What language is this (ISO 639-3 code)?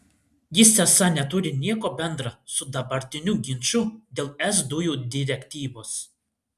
lit